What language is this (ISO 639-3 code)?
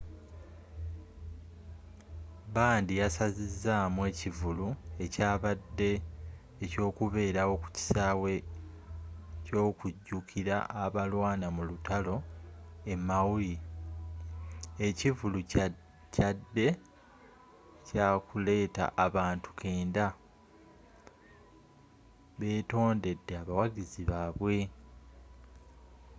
lug